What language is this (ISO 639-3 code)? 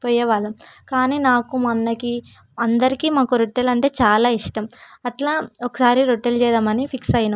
tel